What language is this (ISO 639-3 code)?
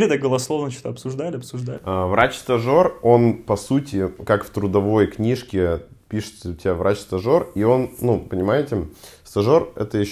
rus